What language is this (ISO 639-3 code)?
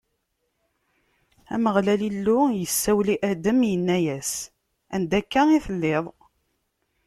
kab